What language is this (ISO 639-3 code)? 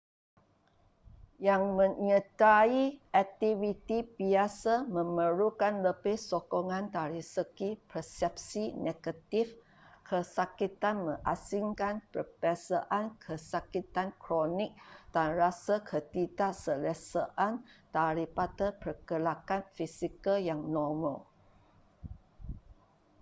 msa